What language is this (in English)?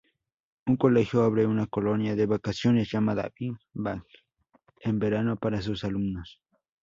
Spanish